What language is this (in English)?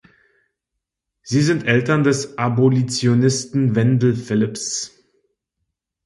German